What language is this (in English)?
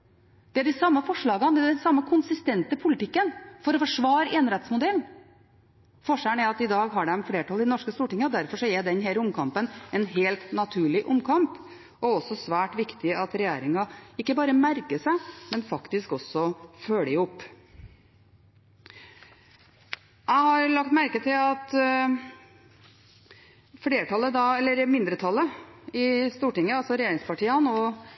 Norwegian Bokmål